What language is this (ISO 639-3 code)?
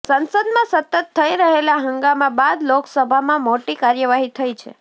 guj